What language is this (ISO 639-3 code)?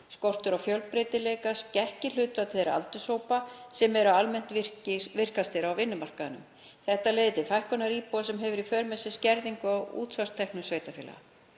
isl